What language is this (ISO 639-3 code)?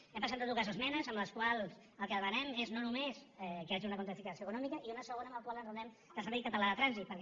cat